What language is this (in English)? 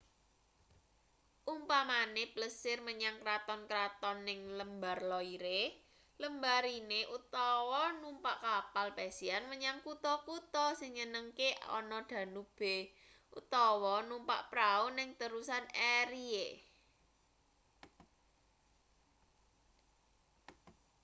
Javanese